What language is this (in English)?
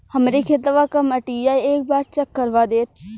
Bhojpuri